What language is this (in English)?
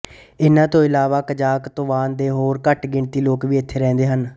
Punjabi